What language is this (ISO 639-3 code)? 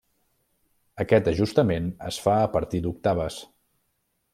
cat